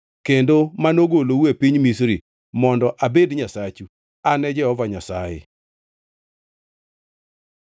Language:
Luo (Kenya and Tanzania)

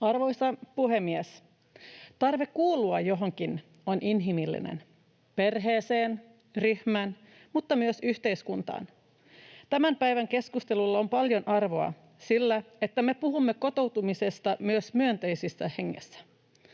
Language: Finnish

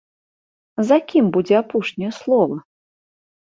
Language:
Belarusian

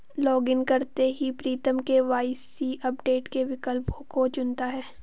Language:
Hindi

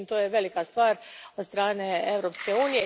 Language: Croatian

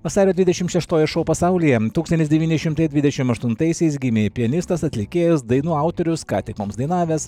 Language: Lithuanian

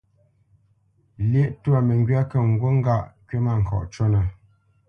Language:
Bamenyam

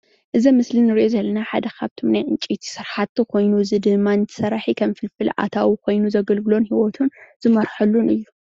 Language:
Tigrinya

